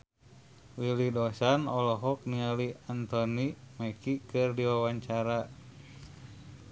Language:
Sundanese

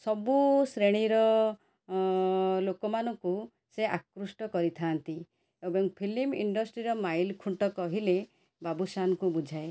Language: Odia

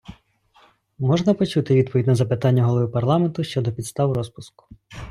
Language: Ukrainian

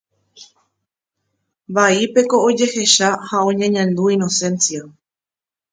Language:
Guarani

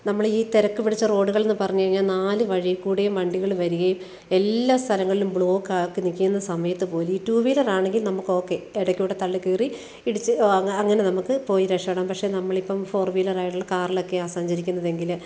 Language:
Malayalam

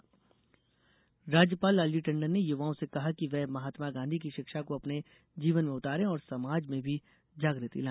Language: Hindi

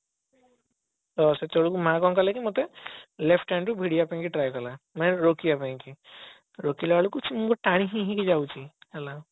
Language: Odia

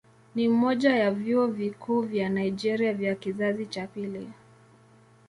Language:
Swahili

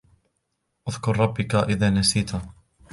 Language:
Arabic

